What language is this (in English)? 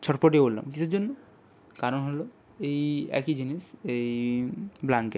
Bangla